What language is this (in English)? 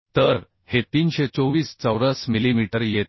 Marathi